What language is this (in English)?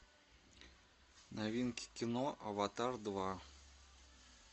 Russian